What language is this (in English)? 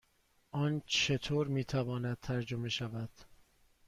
Persian